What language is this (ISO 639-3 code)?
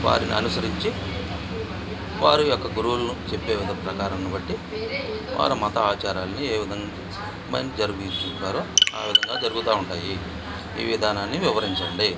tel